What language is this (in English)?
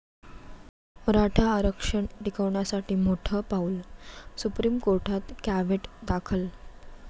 Marathi